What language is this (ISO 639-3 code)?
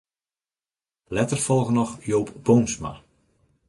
fry